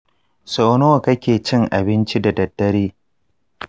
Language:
Hausa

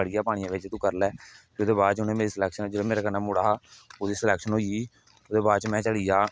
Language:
Dogri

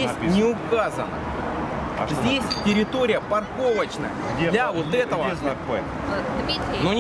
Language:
Russian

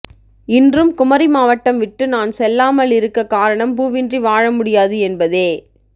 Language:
Tamil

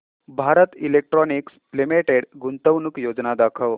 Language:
Marathi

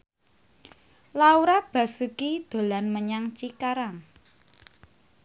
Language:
Javanese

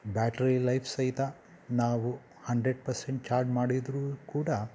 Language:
Kannada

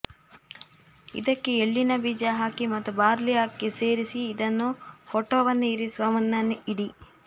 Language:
Kannada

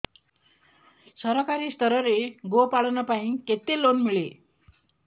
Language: Odia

